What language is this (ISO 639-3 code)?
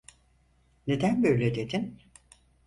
tur